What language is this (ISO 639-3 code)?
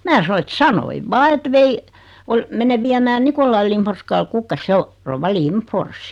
fin